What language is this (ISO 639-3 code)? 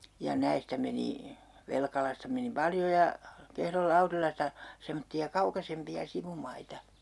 fin